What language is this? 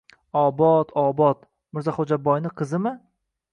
Uzbek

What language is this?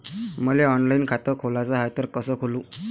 Marathi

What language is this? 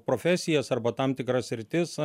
Lithuanian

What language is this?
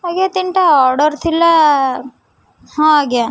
Odia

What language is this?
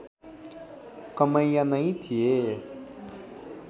Nepali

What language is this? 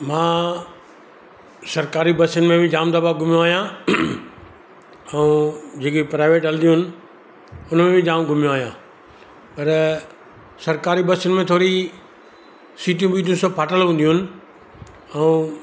Sindhi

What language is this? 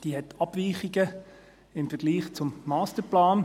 Swiss German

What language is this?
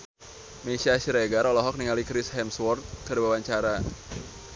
Sundanese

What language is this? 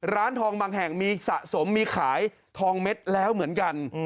Thai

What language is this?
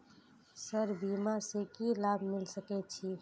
Maithili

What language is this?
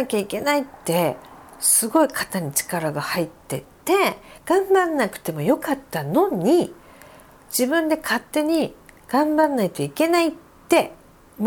Japanese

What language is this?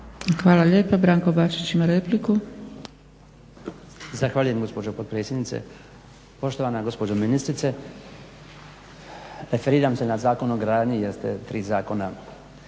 Croatian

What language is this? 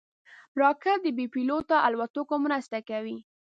Pashto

